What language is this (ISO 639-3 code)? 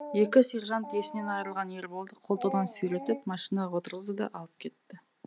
kaz